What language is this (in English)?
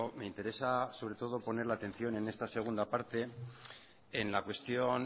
Spanish